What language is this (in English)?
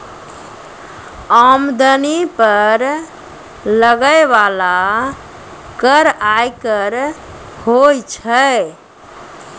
Maithili